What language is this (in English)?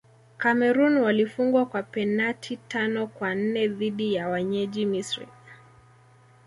Swahili